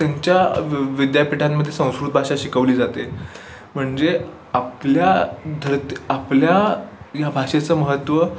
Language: Marathi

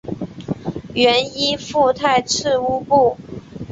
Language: Chinese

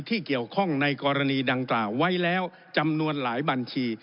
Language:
Thai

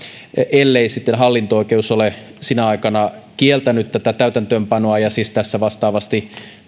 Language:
Finnish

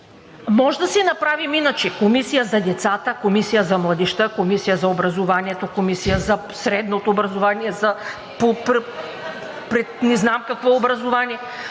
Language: Bulgarian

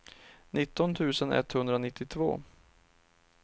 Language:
Swedish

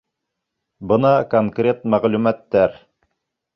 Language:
Bashkir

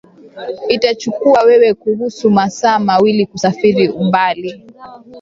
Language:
Swahili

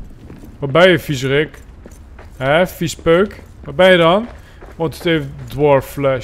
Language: Dutch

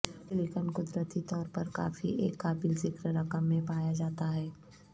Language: Urdu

